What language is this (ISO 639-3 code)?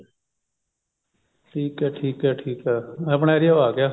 pan